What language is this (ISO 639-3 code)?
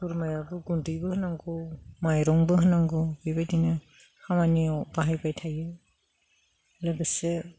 brx